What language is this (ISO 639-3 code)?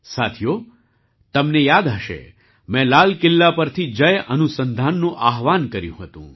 guj